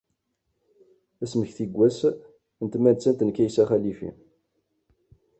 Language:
Kabyle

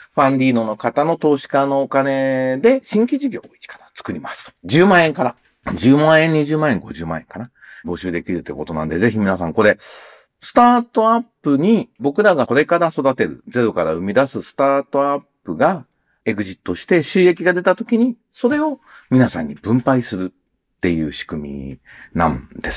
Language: Japanese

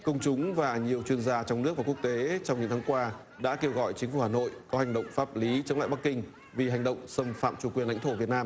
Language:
Vietnamese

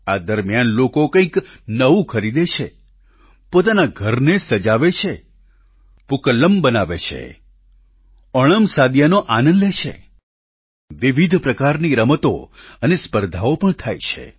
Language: Gujarati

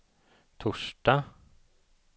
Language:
Swedish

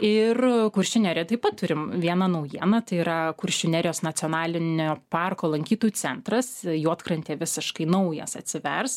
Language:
Lithuanian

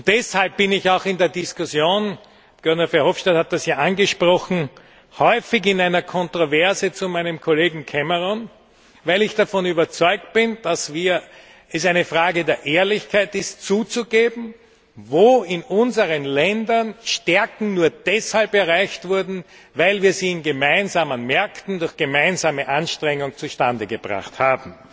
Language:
German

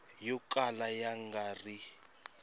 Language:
Tsonga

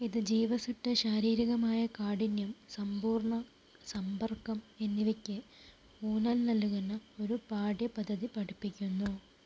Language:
Malayalam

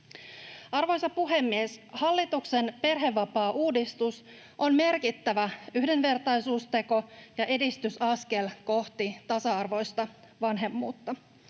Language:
Finnish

